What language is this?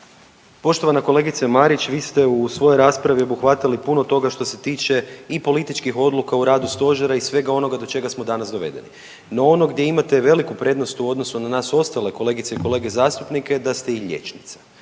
Croatian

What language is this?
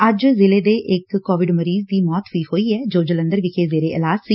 Punjabi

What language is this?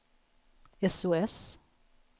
Swedish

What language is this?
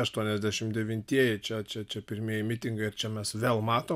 Lithuanian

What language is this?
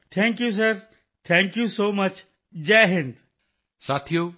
Punjabi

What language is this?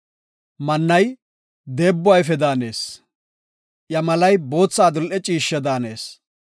Gofa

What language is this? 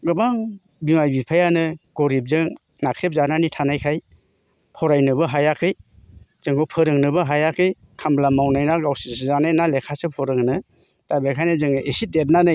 Bodo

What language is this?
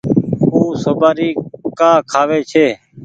Goaria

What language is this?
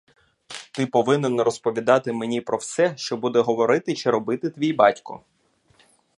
Ukrainian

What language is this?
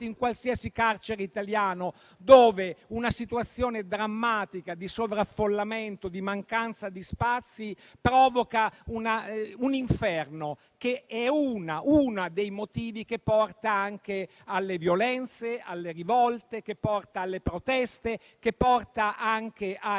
Italian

